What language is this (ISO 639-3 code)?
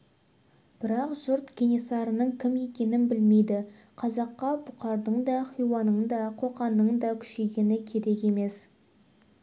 kaz